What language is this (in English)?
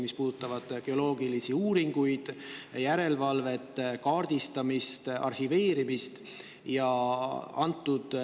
Estonian